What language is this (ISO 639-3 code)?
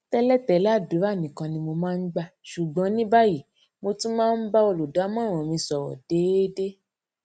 yor